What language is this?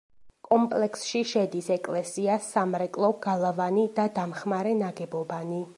Georgian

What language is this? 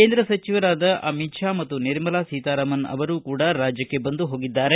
Kannada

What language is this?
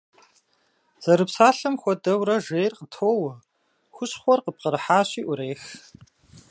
Kabardian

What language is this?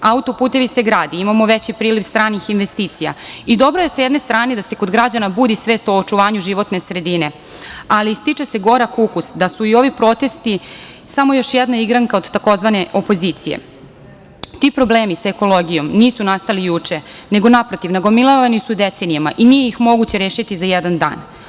Serbian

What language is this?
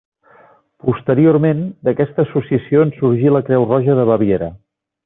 Catalan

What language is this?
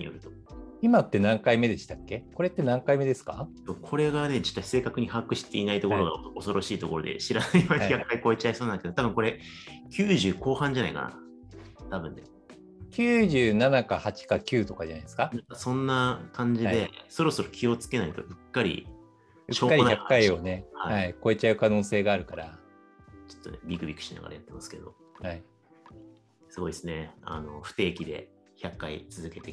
Japanese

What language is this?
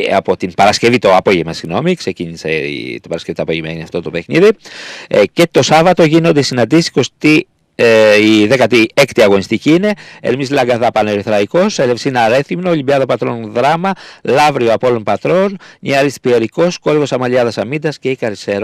Greek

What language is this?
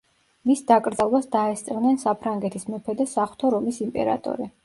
Georgian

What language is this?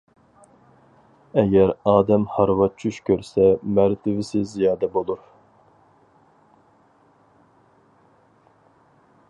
Uyghur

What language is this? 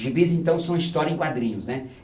Portuguese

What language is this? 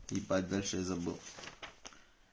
Russian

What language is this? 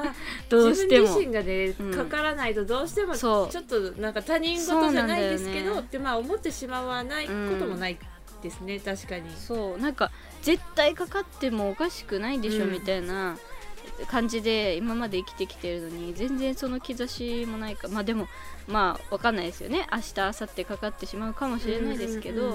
Japanese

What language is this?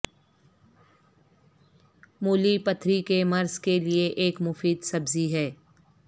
Urdu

